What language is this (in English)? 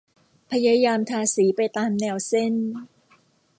Thai